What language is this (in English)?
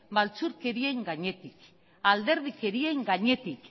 Basque